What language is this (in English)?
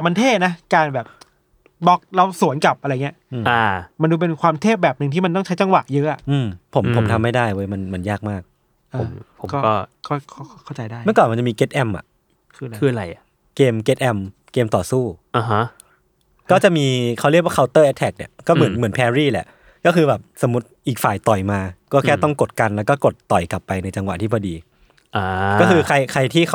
Thai